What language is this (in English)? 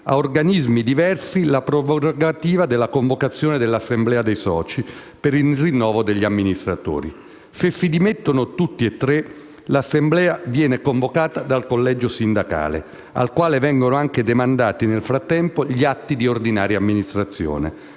Italian